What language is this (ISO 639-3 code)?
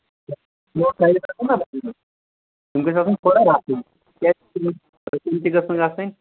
kas